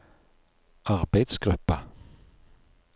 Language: Norwegian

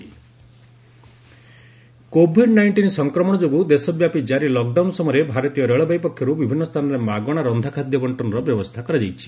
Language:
Odia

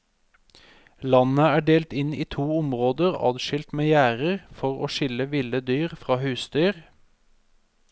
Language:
Norwegian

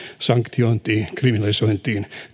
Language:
Finnish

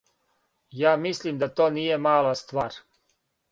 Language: Serbian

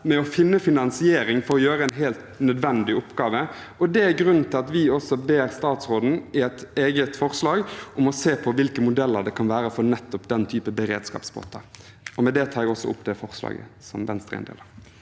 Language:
Norwegian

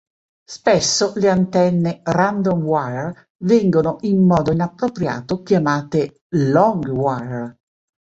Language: Italian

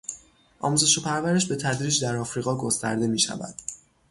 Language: Persian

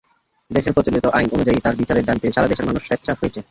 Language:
Bangla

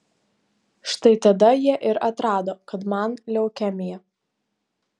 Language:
Lithuanian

